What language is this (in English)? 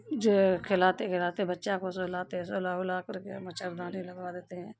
Urdu